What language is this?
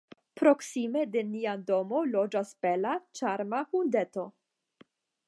Esperanto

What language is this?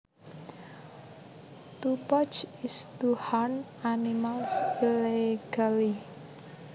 Javanese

